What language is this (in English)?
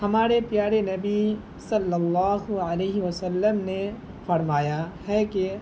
Urdu